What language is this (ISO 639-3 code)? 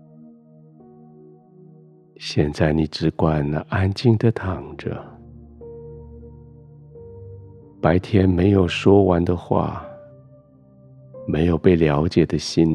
zho